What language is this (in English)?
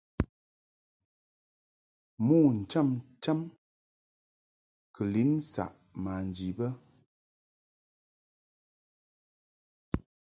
Mungaka